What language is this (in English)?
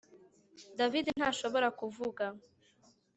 Kinyarwanda